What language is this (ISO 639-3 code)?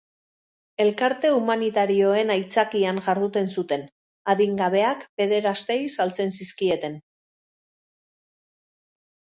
eus